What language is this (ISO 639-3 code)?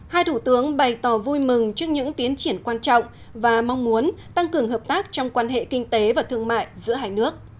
vie